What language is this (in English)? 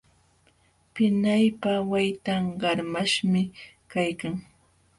Jauja Wanca Quechua